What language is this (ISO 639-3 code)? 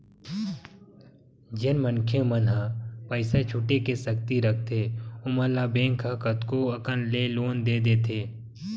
hne